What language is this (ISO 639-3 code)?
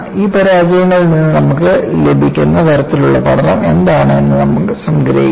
mal